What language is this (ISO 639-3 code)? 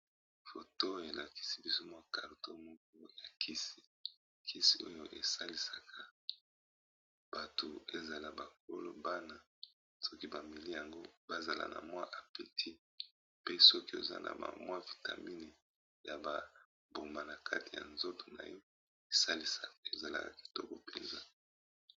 lin